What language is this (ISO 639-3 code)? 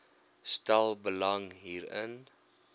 afr